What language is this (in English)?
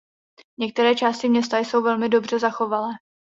Czech